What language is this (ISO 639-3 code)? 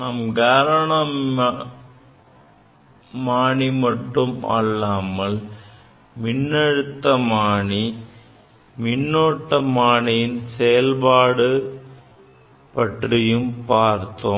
tam